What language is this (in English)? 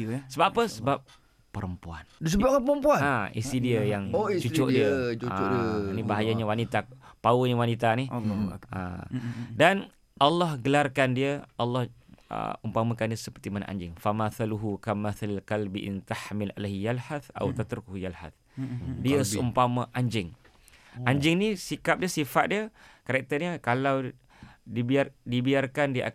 Malay